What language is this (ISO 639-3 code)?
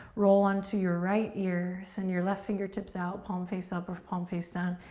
eng